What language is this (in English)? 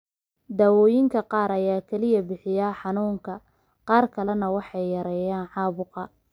Somali